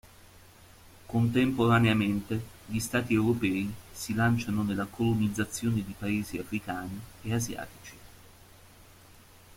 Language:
Italian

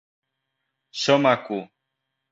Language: Catalan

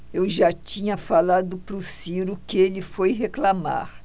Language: Portuguese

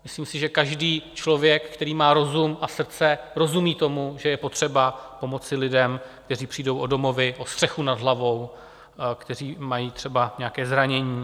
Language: Czech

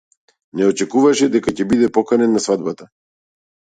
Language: Macedonian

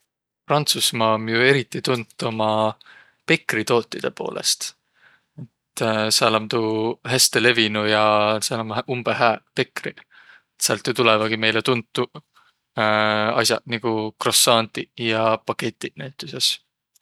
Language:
Võro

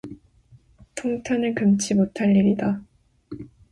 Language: Korean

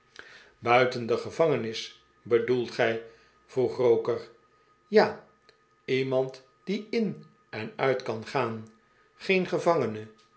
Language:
Dutch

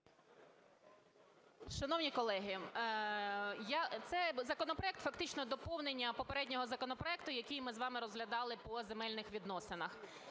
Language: Ukrainian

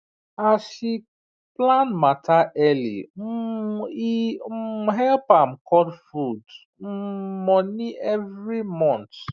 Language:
Nigerian Pidgin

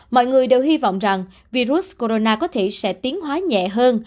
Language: Vietnamese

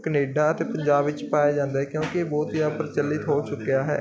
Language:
Punjabi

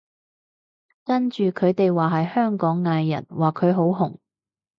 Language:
Cantonese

